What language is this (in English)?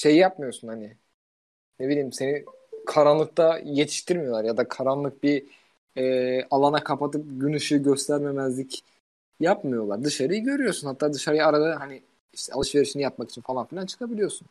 Turkish